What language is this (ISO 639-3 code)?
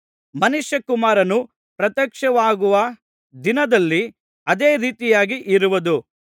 kan